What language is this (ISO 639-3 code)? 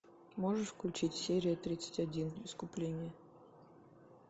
rus